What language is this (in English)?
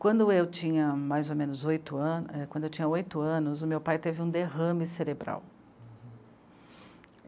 Portuguese